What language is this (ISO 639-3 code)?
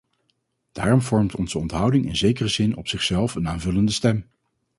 nld